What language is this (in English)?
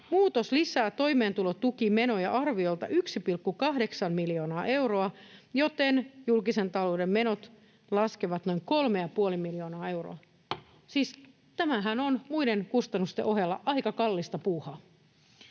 Finnish